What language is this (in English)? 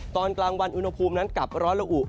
Thai